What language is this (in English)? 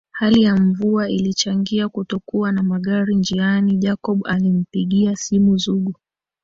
Swahili